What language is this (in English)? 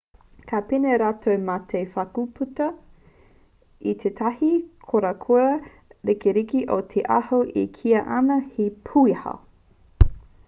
Māori